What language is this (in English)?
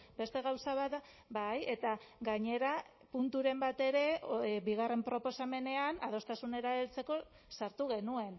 Basque